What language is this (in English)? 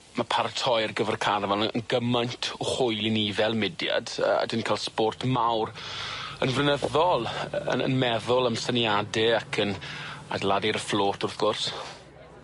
Welsh